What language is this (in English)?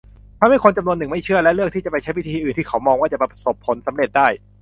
Thai